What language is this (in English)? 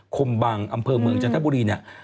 Thai